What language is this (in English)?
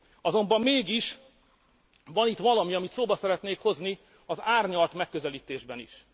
Hungarian